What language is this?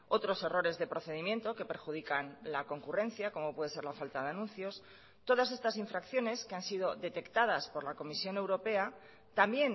Spanish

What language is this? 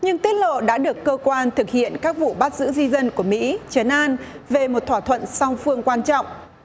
Vietnamese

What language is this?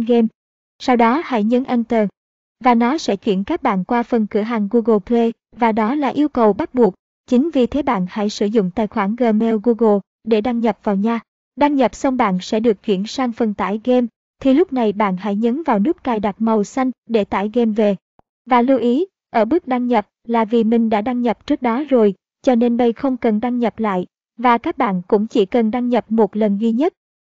Vietnamese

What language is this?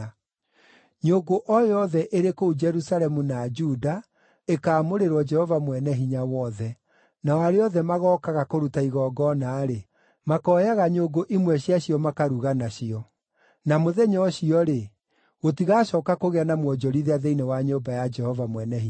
Kikuyu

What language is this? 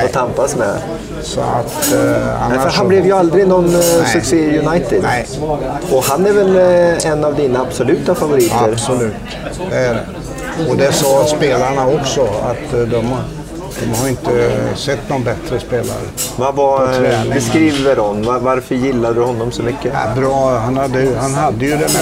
Swedish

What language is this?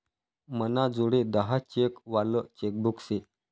Marathi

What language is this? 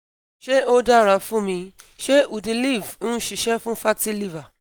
Yoruba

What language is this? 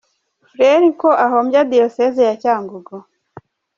Kinyarwanda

